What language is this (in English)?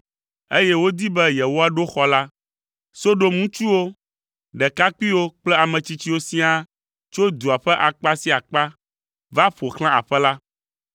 Ewe